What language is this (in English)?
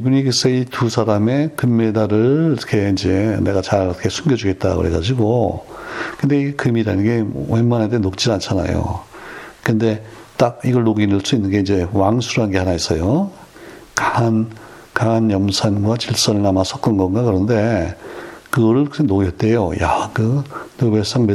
Korean